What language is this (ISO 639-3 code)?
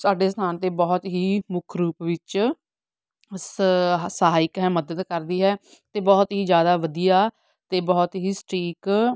pan